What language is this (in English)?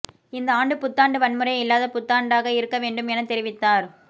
Tamil